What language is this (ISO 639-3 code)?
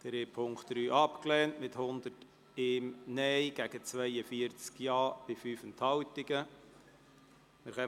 gsw